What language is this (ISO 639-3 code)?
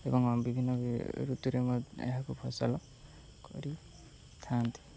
ori